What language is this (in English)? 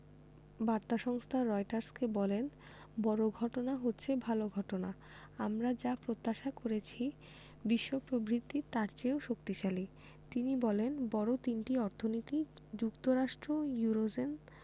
Bangla